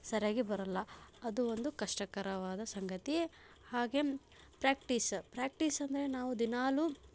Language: Kannada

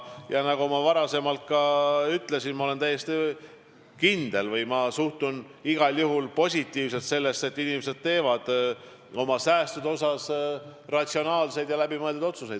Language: Estonian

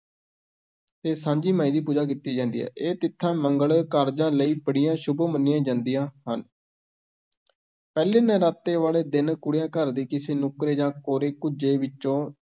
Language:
Punjabi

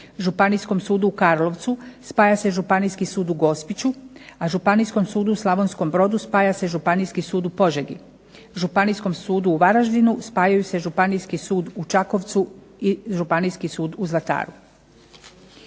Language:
Croatian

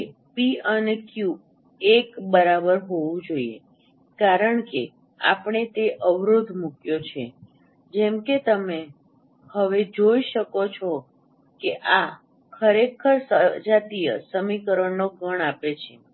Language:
Gujarati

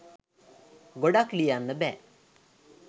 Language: Sinhala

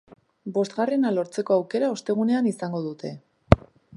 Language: Basque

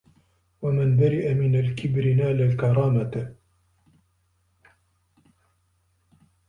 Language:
Arabic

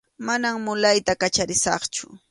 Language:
Arequipa-La Unión Quechua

